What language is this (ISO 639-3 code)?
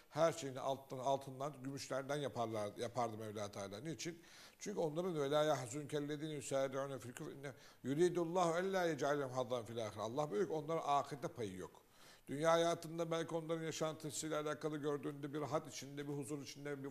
tur